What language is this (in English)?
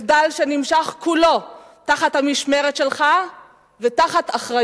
Hebrew